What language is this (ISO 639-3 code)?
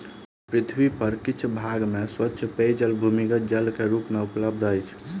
mai